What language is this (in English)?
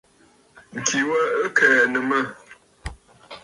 Bafut